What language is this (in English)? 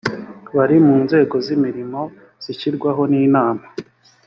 Kinyarwanda